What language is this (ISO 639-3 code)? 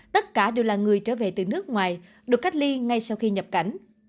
vie